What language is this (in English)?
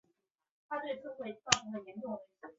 Chinese